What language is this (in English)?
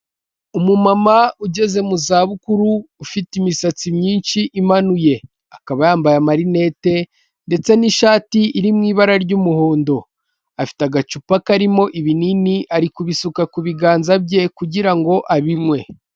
Kinyarwanda